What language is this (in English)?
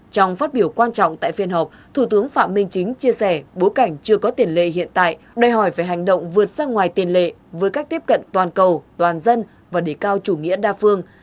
Vietnamese